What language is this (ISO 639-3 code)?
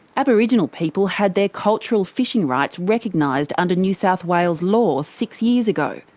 eng